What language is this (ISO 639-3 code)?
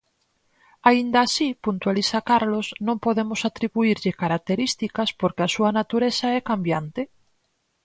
glg